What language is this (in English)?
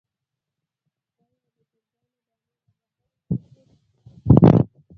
Pashto